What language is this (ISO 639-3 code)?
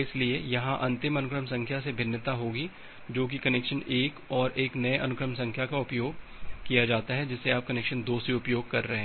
hin